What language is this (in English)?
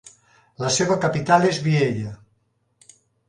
Catalan